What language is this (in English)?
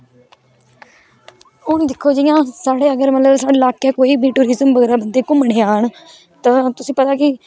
Dogri